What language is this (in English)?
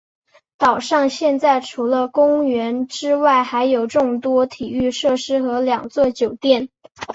Chinese